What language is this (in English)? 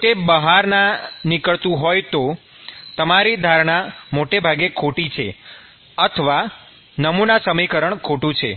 Gujarati